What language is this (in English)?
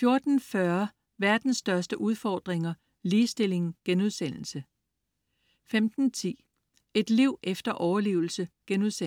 Danish